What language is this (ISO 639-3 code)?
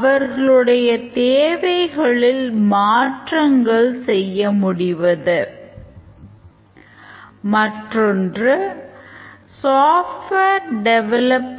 tam